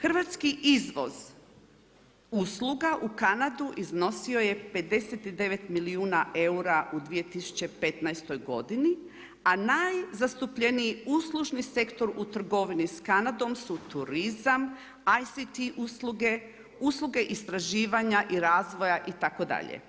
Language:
Croatian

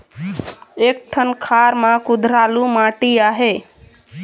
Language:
Chhattisgarhi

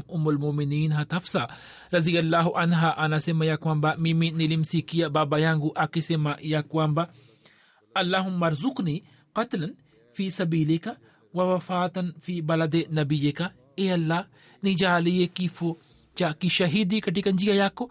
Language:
Swahili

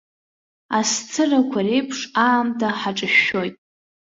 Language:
Abkhazian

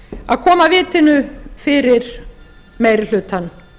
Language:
Icelandic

